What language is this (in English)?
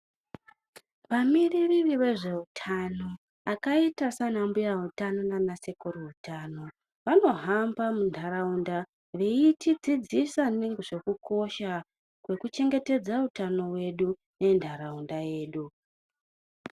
Ndau